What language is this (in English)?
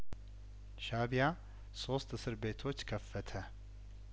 Amharic